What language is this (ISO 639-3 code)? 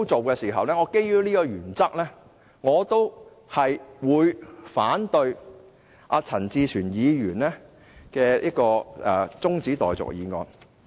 yue